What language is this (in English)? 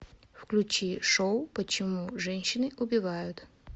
Russian